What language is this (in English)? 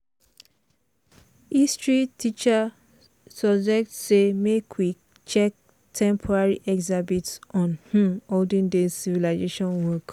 Nigerian Pidgin